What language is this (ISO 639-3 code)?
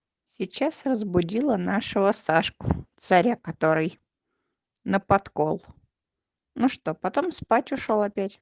rus